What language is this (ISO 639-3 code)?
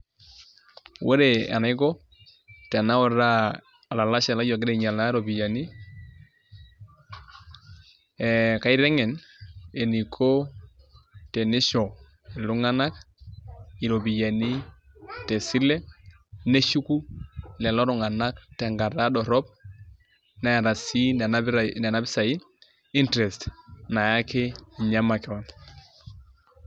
mas